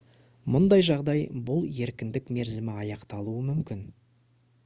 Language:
Kazakh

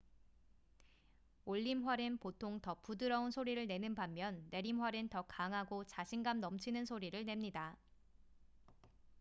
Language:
Korean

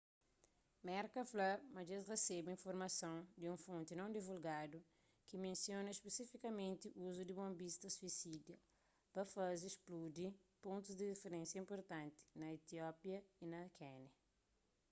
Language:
Kabuverdianu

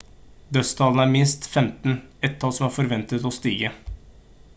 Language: Norwegian Bokmål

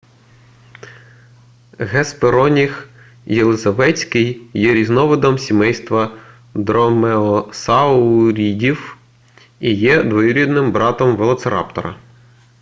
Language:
Ukrainian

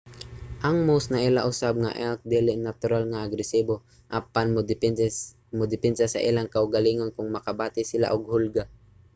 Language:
Cebuano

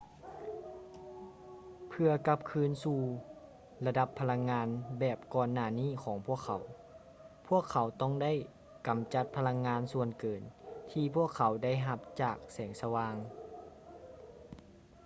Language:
Lao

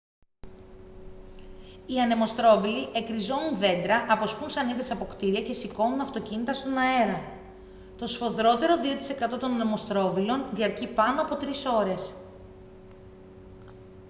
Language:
Greek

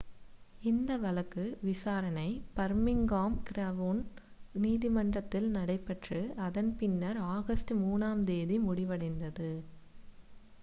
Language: Tamil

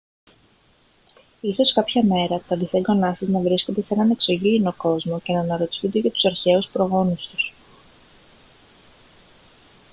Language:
Greek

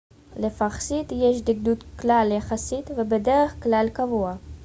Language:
Hebrew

